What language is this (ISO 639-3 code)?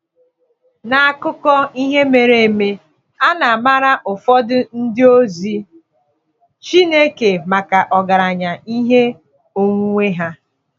ibo